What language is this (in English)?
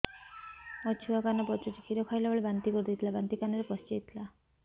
Odia